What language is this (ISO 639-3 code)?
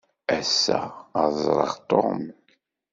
kab